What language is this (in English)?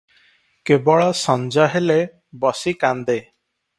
Odia